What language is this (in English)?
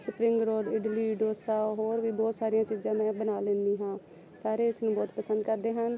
Punjabi